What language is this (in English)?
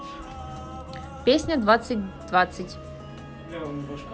Russian